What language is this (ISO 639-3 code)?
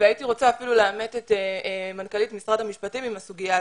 heb